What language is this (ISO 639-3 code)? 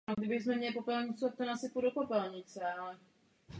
ces